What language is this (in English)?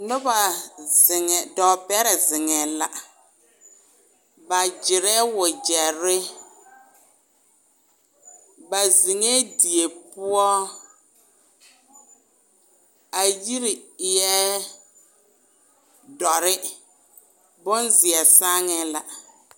Southern Dagaare